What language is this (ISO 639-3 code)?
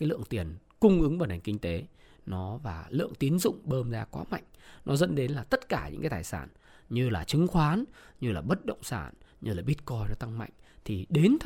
vie